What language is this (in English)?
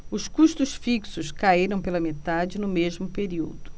Portuguese